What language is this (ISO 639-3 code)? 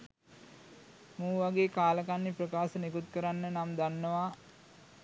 sin